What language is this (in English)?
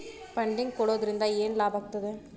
Kannada